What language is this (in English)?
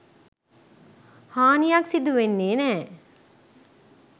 Sinhala